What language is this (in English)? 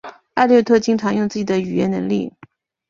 Chinese